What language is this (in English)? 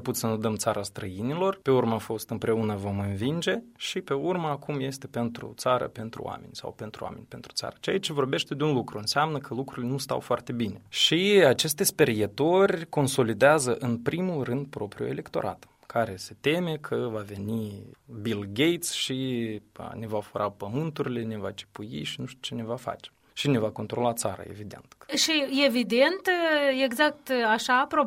Romanian